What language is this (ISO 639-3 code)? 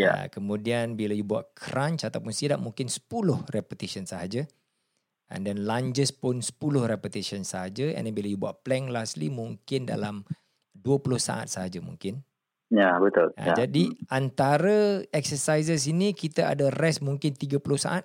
msa